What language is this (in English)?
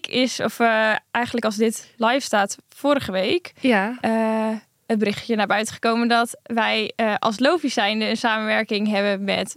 Dutch